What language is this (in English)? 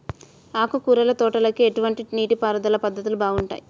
Telugu